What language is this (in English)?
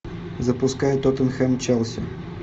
Russian